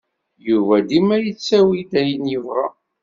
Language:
Kabyle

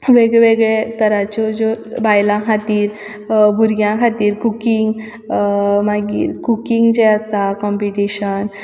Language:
Konkani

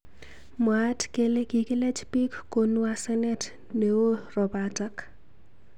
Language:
Kalenjin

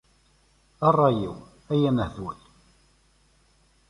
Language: Kabyle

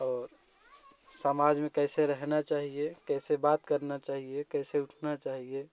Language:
Hindi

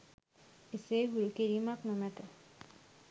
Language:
Sinhala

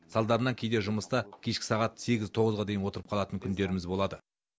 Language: Kazakh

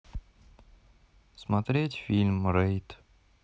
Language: Russian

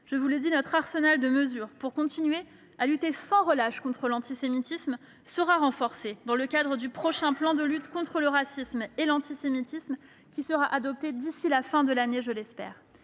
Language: French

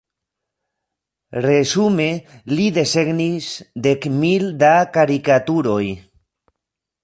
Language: Esperanto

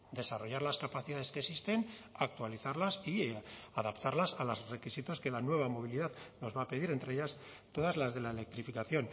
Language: Spanish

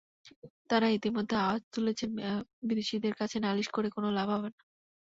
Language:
Bangla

